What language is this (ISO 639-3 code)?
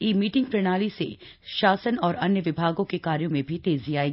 hin